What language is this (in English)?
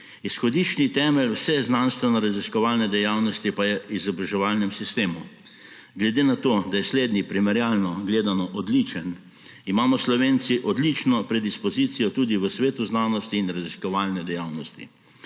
Slovenian